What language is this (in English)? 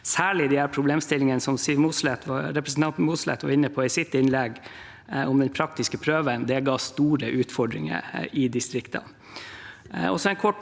Norwegian